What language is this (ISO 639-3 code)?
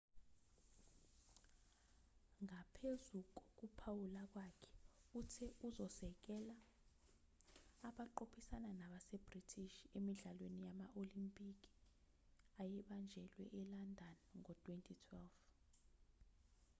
zul